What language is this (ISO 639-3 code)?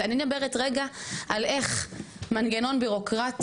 heb